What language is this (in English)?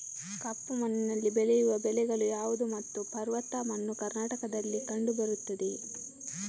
Kannada